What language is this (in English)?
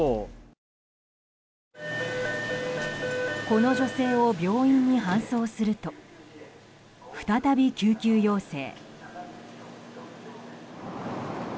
Japanese